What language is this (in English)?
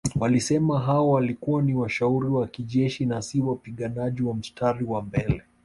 Swahili